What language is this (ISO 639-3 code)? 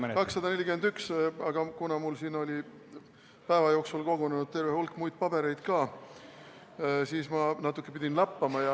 est